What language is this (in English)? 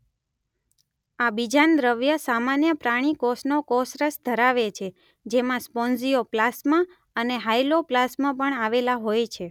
Gujarati